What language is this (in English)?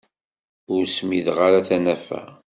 Kabyle